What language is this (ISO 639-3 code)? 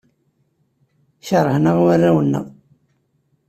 kab